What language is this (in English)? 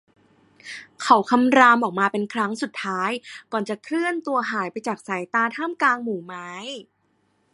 Thai